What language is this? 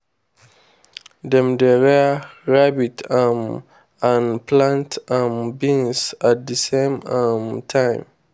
Nigerian Pidgin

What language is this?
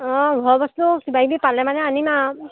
Assamese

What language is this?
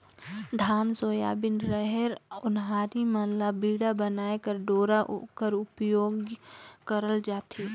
Chhattisgarhi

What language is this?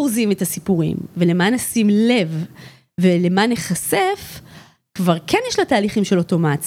Hebrew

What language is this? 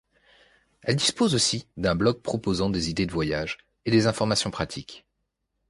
French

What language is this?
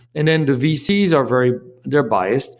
English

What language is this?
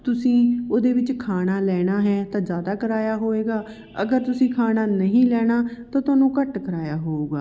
Punjabi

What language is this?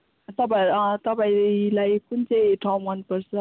Nepali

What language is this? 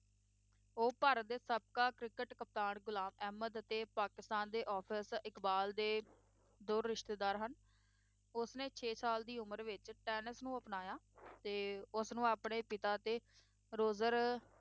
Punjabi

